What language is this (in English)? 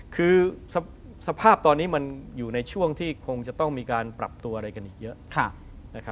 Thai